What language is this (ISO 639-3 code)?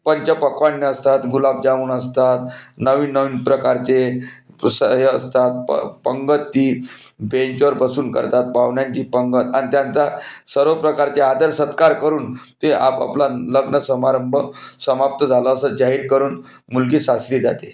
mar